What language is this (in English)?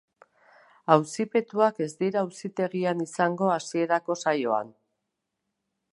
Basque